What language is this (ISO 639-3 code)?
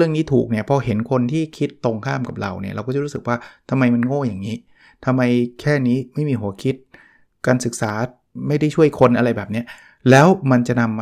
tha